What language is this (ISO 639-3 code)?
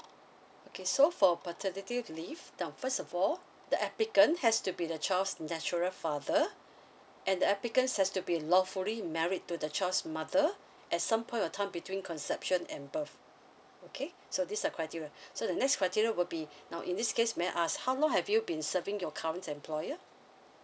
eng